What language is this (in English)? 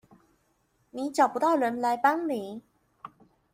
Chinese